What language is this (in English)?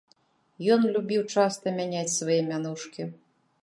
Belarusian